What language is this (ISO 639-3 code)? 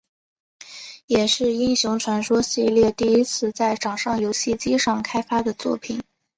zho